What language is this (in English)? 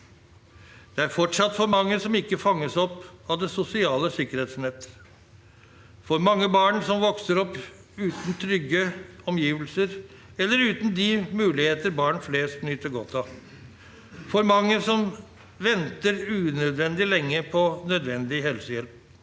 Norwegian